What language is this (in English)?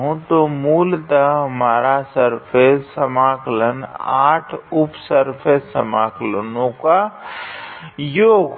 Hindi